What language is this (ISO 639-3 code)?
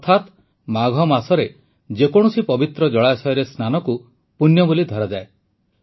ori